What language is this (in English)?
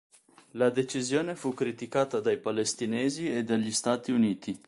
Italian